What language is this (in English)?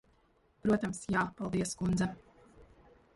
Latvian